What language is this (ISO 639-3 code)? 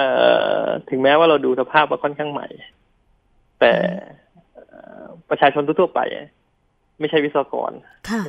tha